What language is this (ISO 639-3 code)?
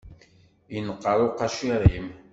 kab